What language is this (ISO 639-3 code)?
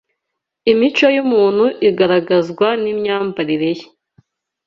kin